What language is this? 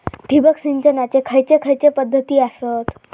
Marathi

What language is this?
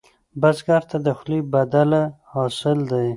Pashto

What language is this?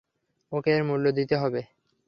Bangla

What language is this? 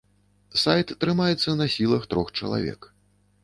Belarusian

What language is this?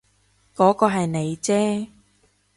Cantonese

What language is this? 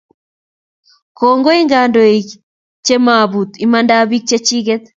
Kalenjin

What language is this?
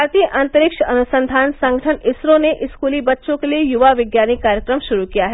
Hindi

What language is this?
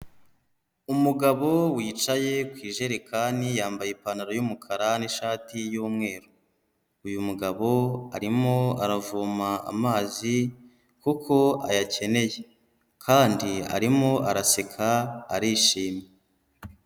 Kinyarwanda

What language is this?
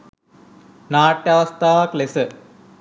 Sinhala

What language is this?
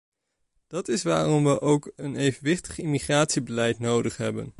Dutch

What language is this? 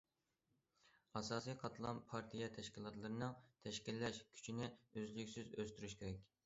Uyghur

